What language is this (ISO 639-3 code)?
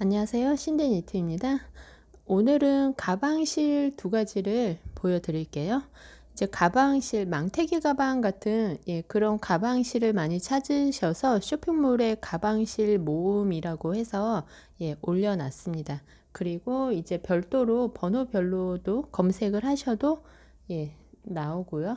kor